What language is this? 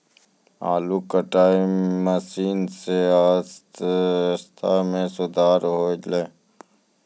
Maithili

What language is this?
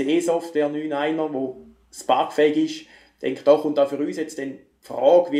German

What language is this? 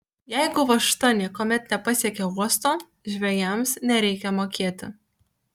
Lithuanian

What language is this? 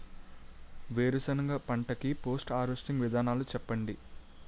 Telugu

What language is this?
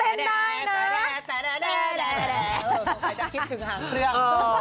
Thai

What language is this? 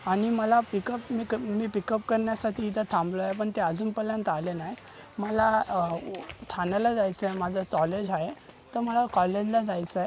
Marathi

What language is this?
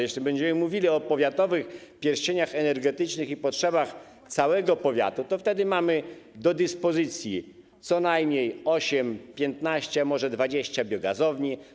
Polish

